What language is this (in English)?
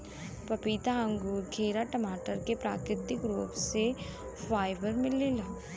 Bhojpuri